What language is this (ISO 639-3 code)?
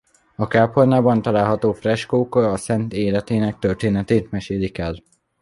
hun